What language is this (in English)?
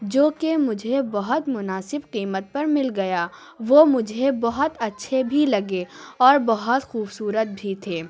Urdu